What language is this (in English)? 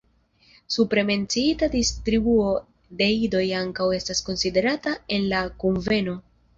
Esperanto